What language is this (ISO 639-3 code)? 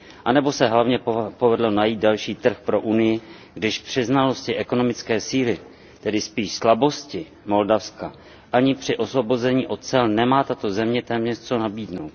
ces